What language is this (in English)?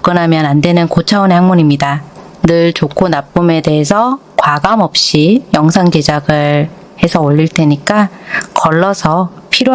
Korean